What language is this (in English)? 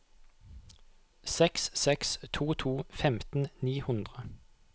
Norwegian